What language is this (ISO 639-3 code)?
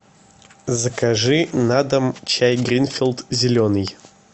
rus